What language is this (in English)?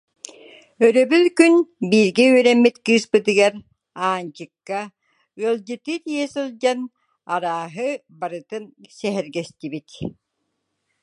Yakut